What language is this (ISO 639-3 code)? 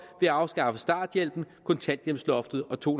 dan